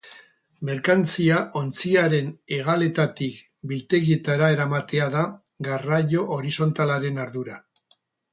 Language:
Basque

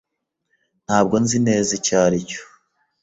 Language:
Kinyarwanda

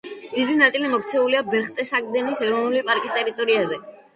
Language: Georgian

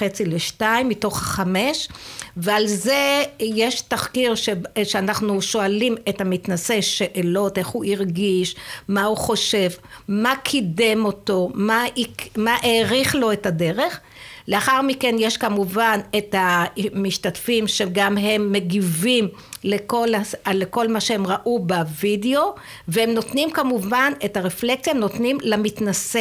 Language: Hebrew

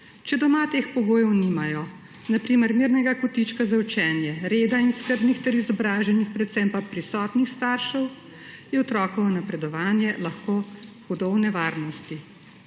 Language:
Slovenian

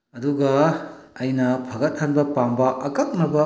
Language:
Manipuri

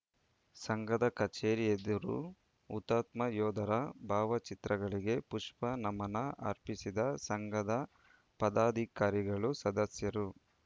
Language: Kannada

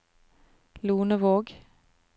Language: Norwegian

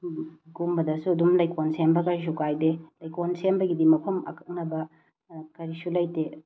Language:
Manipuri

